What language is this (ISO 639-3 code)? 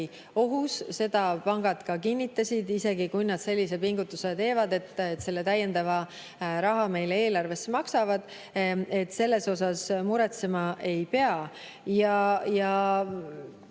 est